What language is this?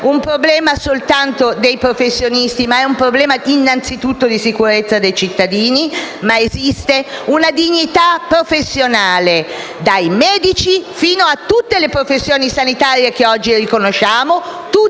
Italian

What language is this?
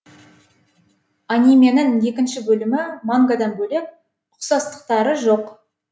Kazakh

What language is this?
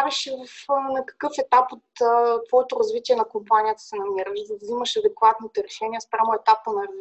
Bulgarian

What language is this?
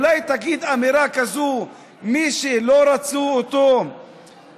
Hebrew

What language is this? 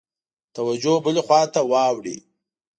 Pashto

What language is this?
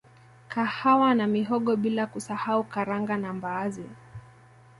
Swahili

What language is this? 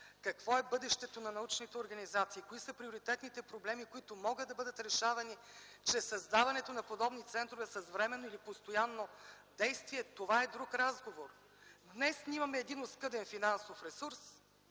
Bulgarian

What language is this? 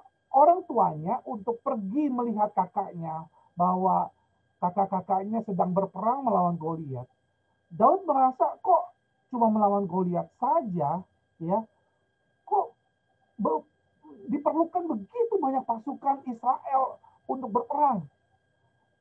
Indonesian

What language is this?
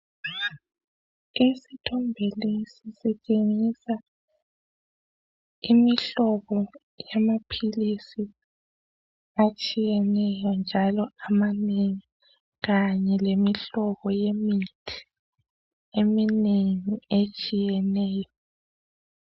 North Ndebele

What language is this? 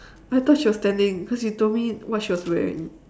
English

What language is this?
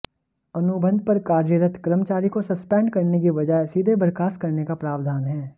Hindi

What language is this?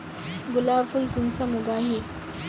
Magahi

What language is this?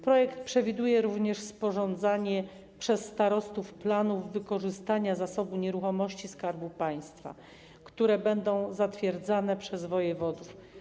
Polish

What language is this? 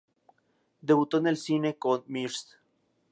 Spanish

